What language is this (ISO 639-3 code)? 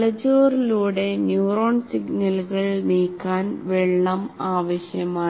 mal